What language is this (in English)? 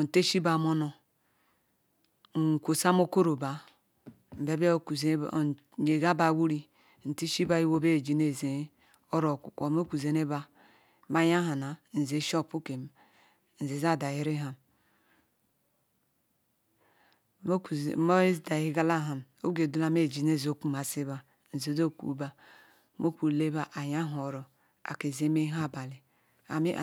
Ikwere